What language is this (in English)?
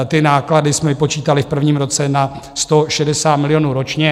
Czech